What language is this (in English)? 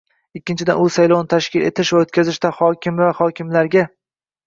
Uzbek